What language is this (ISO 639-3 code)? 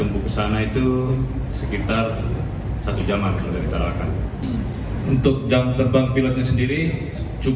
ind